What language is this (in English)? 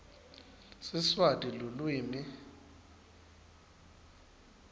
Swati